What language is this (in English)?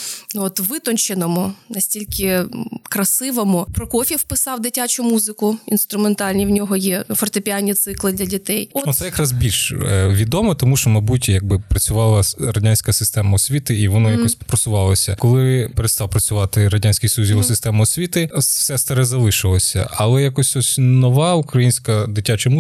Ukrainian